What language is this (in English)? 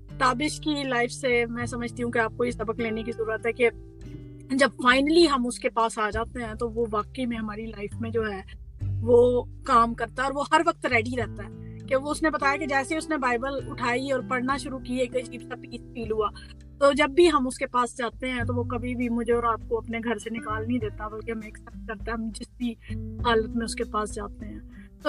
Urdu